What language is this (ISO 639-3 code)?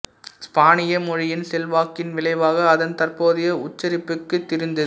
tam